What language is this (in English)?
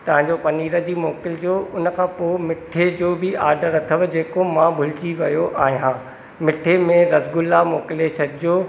Sindhi